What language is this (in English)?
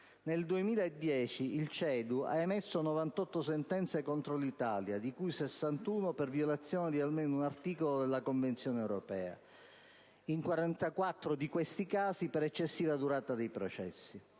Italian